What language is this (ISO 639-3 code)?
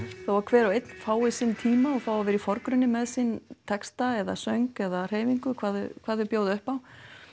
isl